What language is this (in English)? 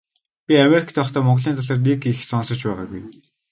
Mongolian